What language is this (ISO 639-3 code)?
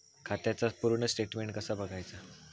mar